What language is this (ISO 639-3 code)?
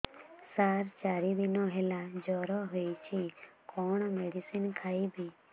ori